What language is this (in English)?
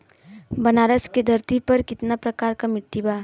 Bhojpuri